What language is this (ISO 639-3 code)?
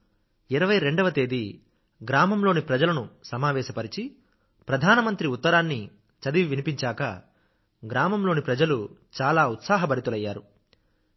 tel